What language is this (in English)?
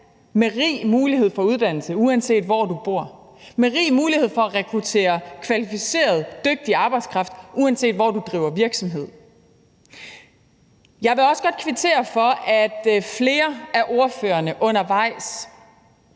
Danish